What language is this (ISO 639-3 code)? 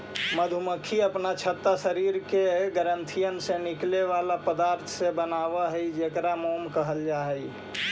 mag